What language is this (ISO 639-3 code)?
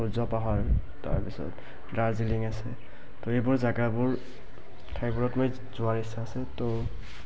asm